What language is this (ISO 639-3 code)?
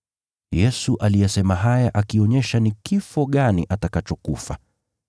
swa